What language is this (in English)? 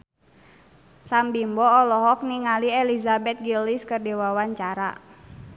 Sundanese